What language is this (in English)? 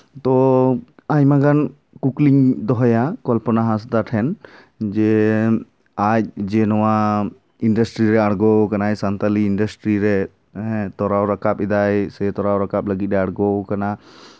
Santali